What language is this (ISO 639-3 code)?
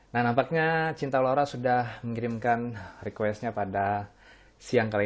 ind